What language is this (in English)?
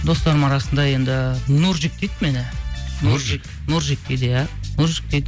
Kazakh